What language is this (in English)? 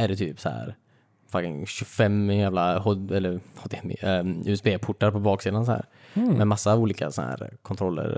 Swedish